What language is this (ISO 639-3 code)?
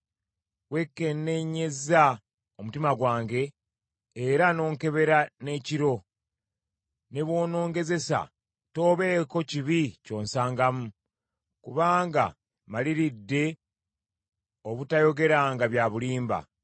lug